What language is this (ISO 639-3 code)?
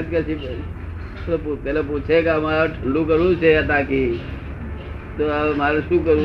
guj